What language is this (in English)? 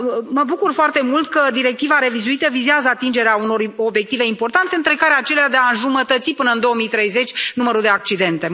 Romanian